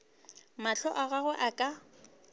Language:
Northern Sotho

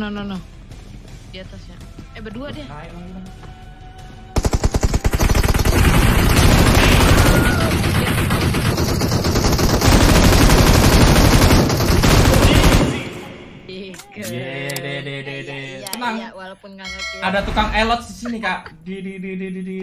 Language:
Indonesian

